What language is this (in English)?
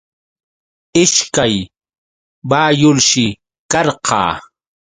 Yauyos Quechua